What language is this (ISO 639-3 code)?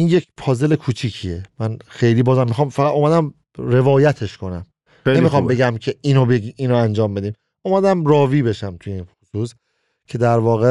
fas